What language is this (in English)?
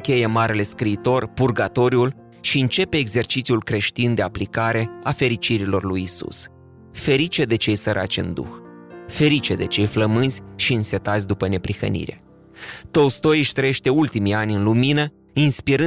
Romanian